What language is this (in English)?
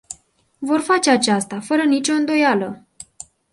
Romanian